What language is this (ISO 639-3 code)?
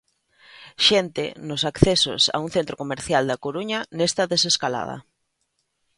glg